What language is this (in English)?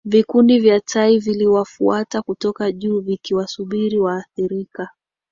Swahili